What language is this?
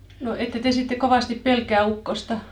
Finnish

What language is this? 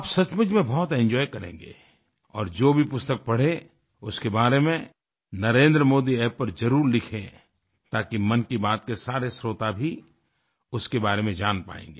Hindi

